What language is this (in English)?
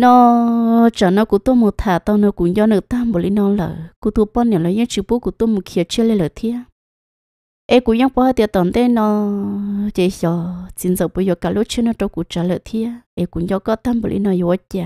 Vietnamese